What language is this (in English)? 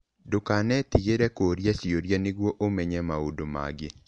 Kikuyu